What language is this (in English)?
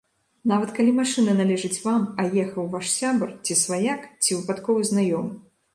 Belarusian